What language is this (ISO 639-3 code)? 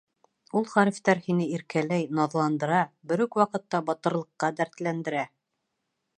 bak